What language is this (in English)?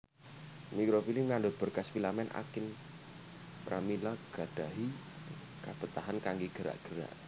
Javanese